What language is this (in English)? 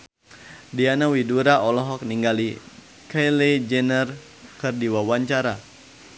Sundanese